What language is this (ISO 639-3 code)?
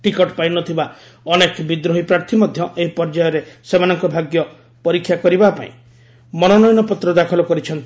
ori